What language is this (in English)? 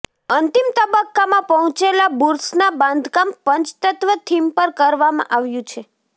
Gujarati